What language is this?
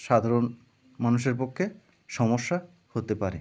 Bangla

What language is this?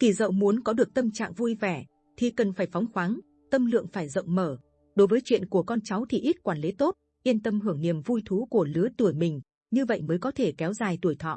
Vietnamese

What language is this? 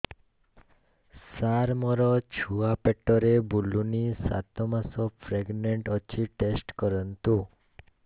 Odia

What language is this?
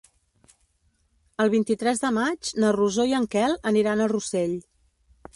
Catalan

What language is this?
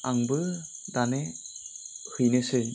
Bodo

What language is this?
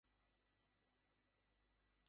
Bangla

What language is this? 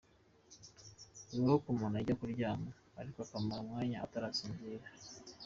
Kinyarwanda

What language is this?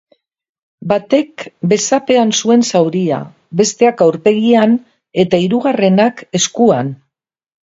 Basque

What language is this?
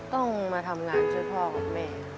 Thai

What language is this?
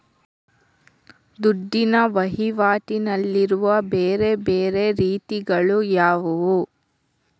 Kannada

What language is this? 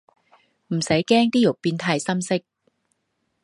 Cantonese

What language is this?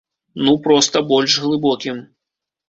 Belarusian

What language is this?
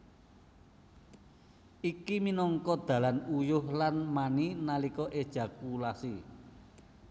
Javanese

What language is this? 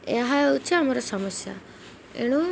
Odia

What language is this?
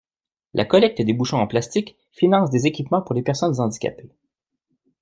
French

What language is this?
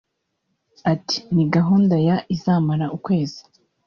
Kinyarwanda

